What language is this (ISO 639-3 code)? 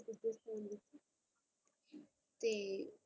pan